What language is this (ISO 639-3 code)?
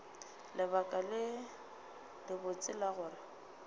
nso